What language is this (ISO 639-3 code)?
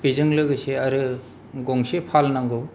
brx